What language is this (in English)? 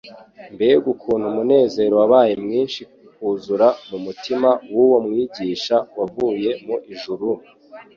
Kinyarwanda